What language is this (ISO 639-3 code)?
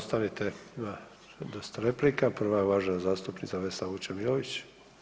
hrv